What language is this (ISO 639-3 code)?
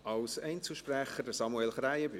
gsw